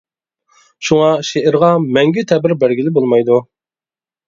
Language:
Uyghur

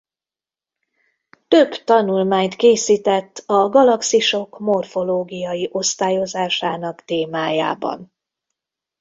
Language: Hungarian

